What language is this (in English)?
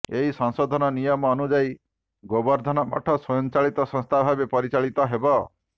Odia